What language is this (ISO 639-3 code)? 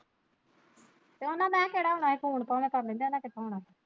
pan